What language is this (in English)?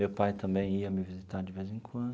Portuguese